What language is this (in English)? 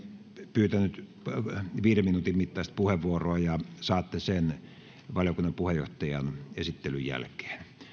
Finnish